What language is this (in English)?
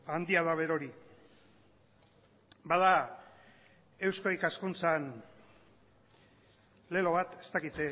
Basque